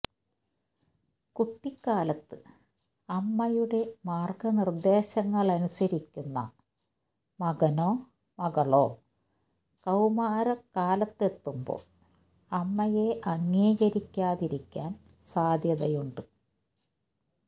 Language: Malayalam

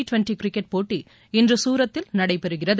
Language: Tamil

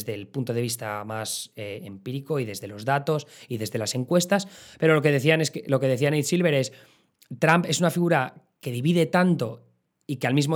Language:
Spanish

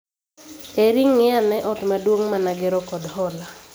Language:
Luo (Kenya and Tanzania)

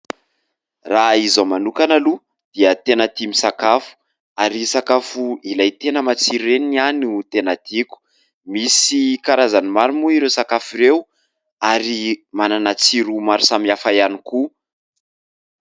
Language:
Malagasy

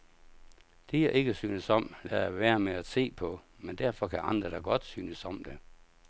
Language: Danish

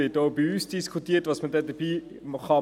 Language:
Swiss German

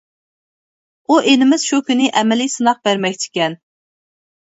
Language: Uyghur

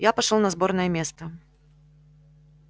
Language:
Russian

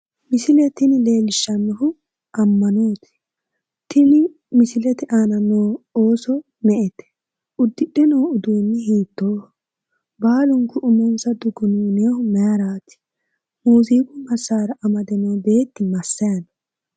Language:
Sidamo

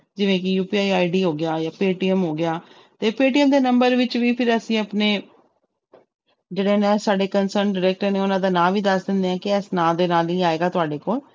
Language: Punjabi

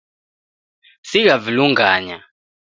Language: Taita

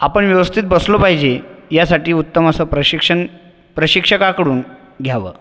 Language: Marathi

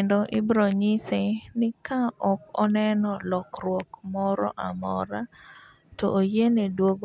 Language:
Luo (Kenya and Tanzania)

